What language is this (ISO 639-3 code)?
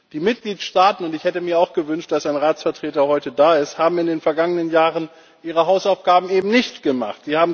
deu